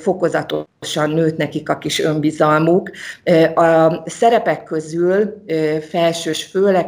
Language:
Hungarian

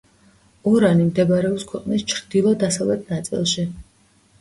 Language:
Georgian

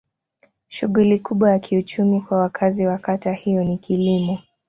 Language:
Swahili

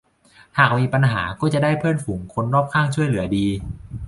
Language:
Thai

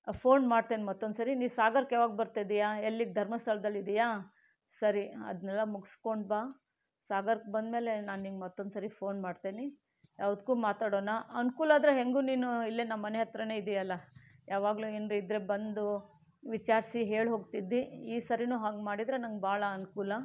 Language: Kannada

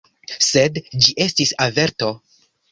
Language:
Esperanto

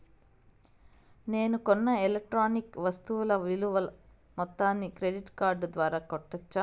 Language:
Telugu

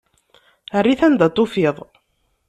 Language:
Kabyle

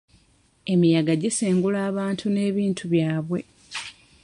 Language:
Ganda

